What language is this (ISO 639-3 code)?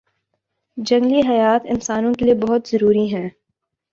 urd